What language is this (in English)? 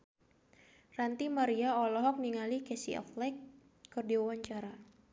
Sundanese